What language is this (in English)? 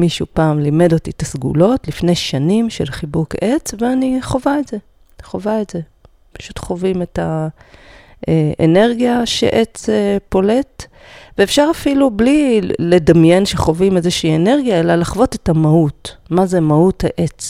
Hebrew